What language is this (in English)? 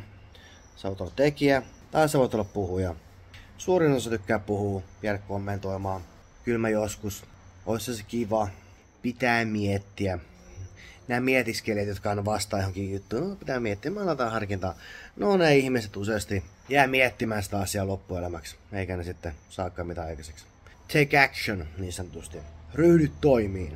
Finnish